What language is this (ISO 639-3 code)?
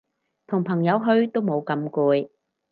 yue